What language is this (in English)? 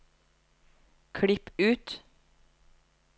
Norwegian